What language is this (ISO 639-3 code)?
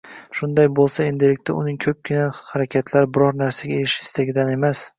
uzb